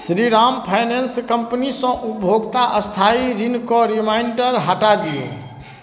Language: Maithili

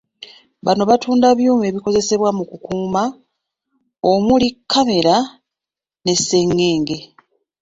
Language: Ganda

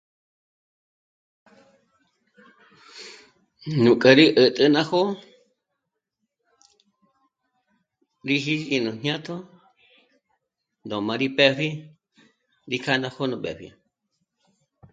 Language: Michoacán Mazahua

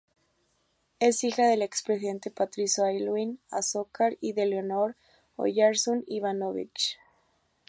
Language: Spanish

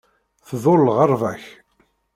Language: Kabyle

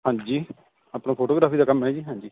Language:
Punjabi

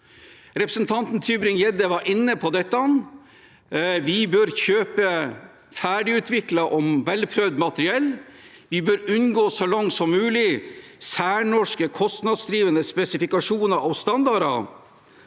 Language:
Norwegian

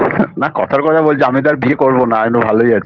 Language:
Bangla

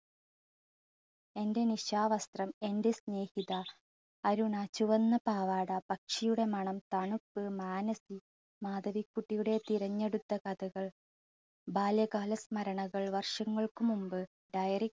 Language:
Malayalam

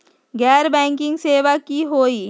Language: Magahi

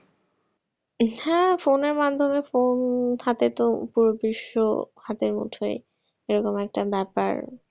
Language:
Bangla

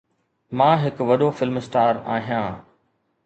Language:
Sindhi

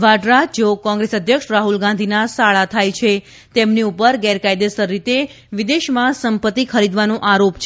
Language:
Gujarati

